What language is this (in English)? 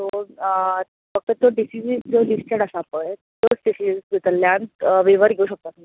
Konkani